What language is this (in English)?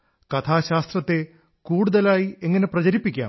Malayalam